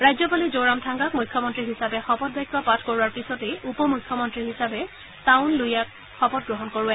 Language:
Assamese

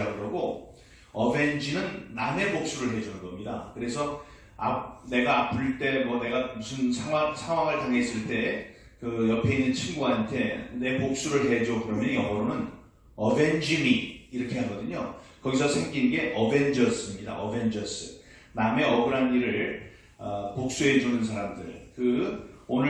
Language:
Korean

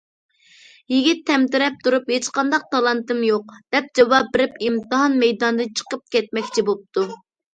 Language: Uyghur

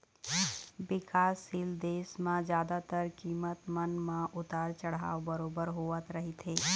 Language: Chhattisgarhi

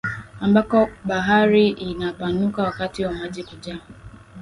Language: Swahili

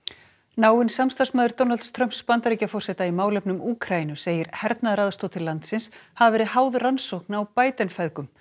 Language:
Icelandic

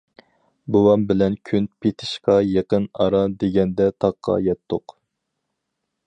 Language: Uyghur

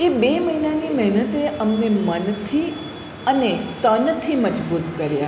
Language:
Gujarati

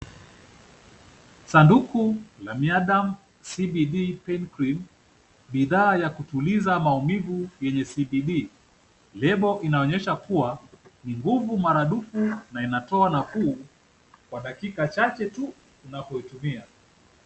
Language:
Swahili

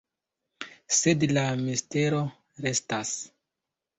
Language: Esperanto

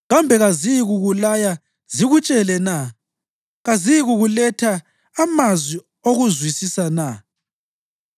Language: North Ndebele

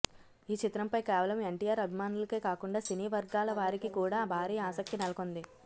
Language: Telugu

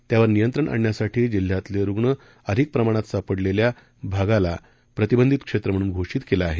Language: Marathi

